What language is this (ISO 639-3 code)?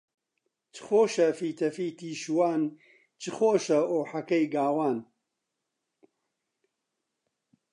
ckb